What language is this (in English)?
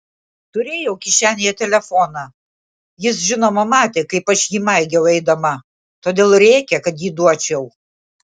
Lithuanian